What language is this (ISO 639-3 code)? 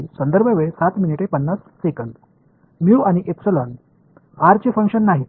mar